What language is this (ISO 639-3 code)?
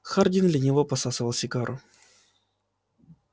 rus